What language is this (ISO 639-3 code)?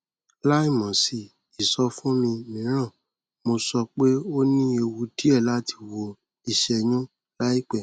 yor